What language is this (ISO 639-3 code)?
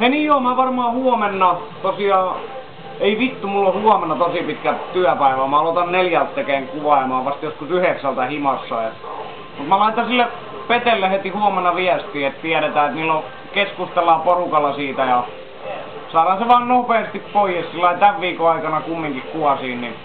fin